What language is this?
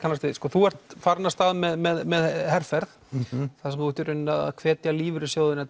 Icelandic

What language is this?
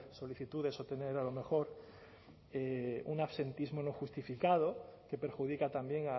Spanish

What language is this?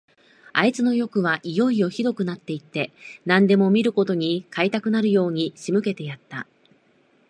Japanese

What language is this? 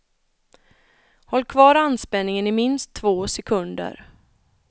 Swedish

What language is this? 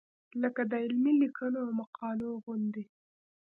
Pashto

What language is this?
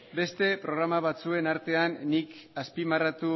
Basque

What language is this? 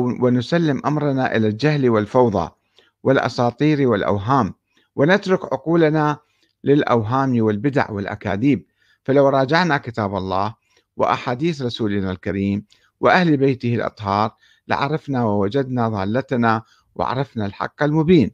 Arabic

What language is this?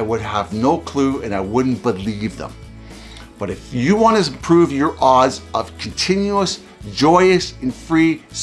English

